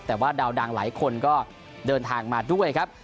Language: Thai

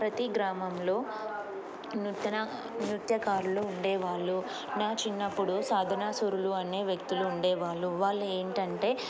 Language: Telugu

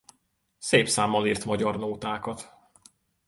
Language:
Hungarian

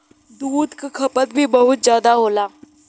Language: Bhojpuri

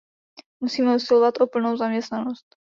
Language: Czech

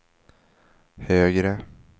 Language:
Swedish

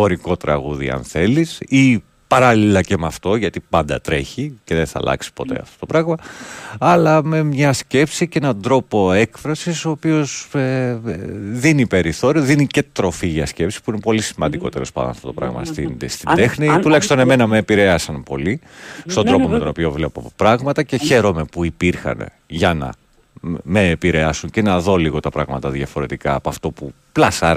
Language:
Greek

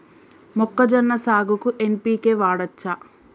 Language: Telugu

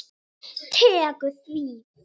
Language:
Icelandic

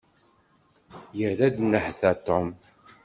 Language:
Kabyle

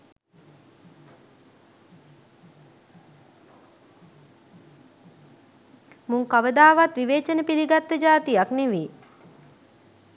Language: Sinhala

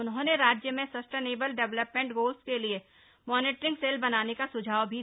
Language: Hindi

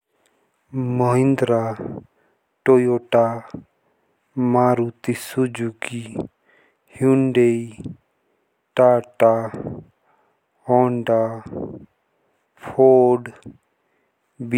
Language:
Jaunsari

